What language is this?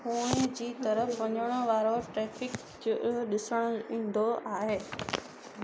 Sindhi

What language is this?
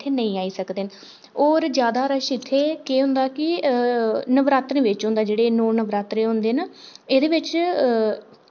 Dogri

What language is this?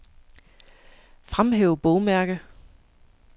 Danish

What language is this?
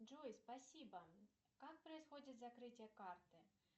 Russian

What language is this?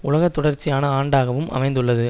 Tamil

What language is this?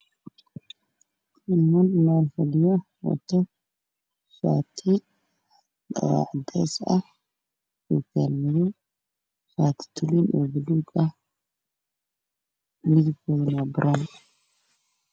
Somali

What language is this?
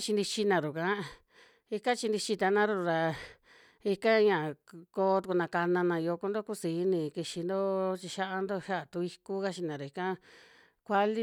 Western Juxtlahuaca Mixtec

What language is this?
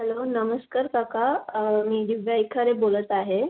Marathi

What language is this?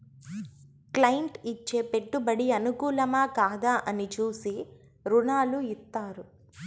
Telugu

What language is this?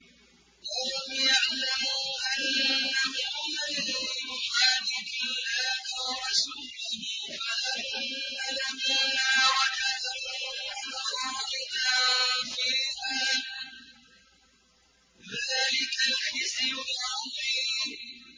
Arabic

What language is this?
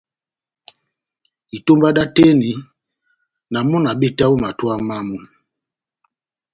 Batanga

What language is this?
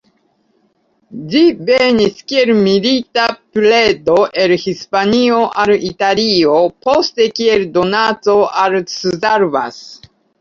Esperanto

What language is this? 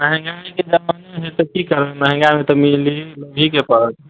Maithili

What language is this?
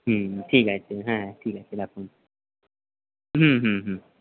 Bangla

